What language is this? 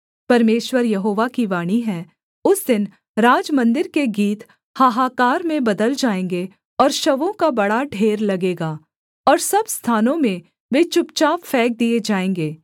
Hindi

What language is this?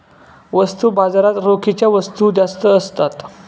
Marathi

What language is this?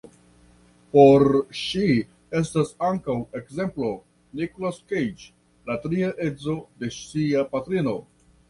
Esperanto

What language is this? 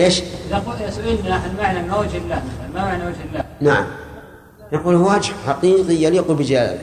Arabic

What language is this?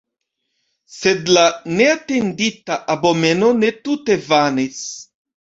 Esperanto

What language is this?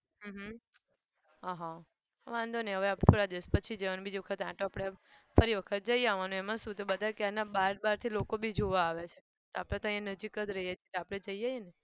Gujarati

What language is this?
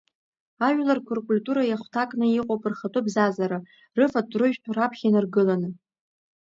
Abkhazian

